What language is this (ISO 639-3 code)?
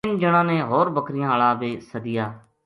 gju